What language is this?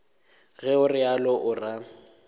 Northern Sotho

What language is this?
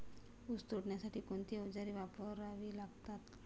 Marathi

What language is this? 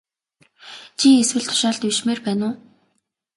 Mongolian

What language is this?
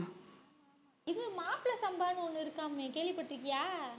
Tamil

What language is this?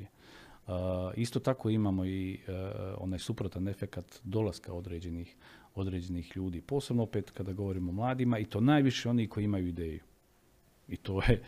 Croatian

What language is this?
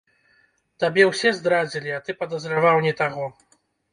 Belarusian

